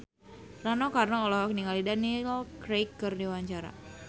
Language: Sundanese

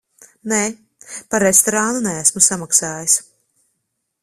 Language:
Latvian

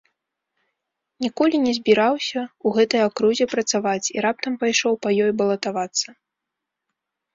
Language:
Belarusian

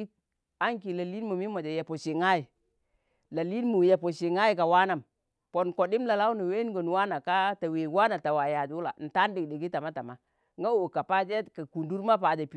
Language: Tangale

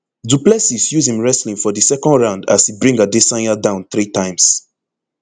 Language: Nigerian Pidgin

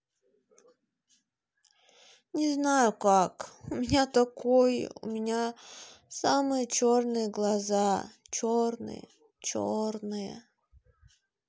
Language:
Russian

